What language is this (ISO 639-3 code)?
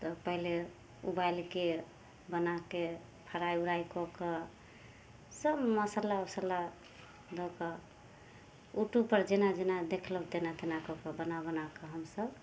mai